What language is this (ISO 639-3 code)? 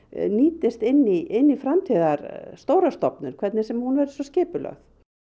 isl